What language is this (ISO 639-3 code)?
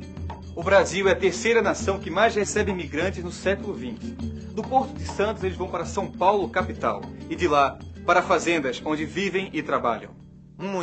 por